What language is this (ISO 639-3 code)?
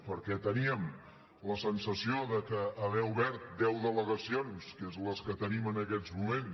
cat